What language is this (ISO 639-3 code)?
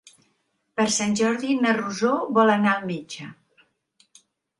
cat